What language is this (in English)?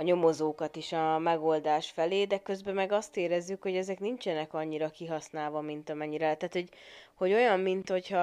Hungarian